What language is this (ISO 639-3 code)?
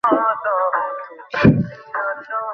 ben